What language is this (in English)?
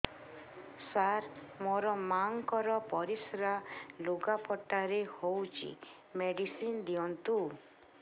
Odia